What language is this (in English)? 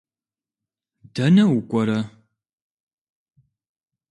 Kabardian